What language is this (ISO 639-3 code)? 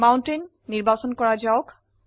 asm